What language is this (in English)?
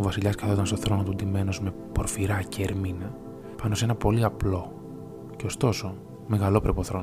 Greek